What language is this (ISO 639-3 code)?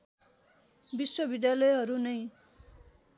nep